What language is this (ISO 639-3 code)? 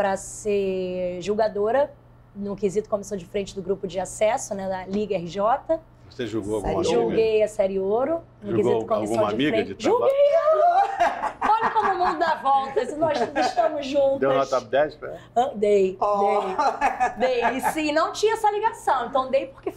por